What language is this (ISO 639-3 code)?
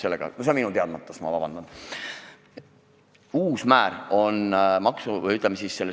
est